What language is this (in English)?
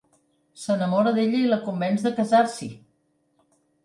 Catalan